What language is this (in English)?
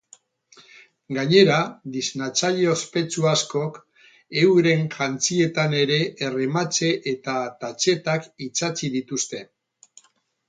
Basque